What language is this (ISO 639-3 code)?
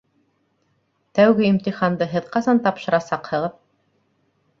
bak